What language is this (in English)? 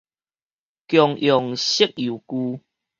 Min Nan Chinese